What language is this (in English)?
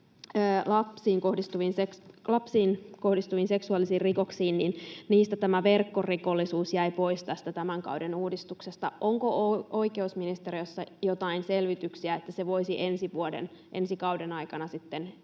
Finnish